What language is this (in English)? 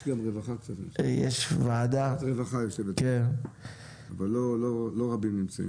Hebrew